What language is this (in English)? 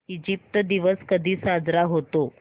Marathi